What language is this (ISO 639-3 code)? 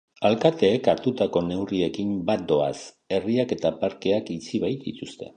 eus